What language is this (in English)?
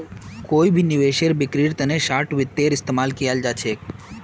Magahi